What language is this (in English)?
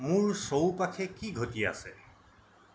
Assamese